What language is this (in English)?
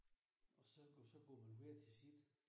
Danish